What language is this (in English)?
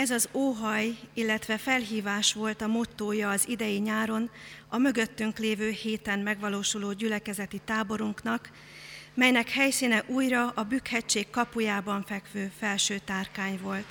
Hungarian